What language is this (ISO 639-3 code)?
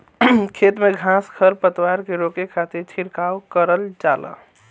bho